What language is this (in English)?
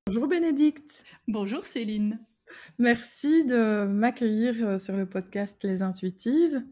French